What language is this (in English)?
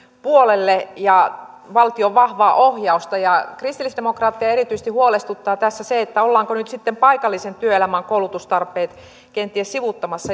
Finnish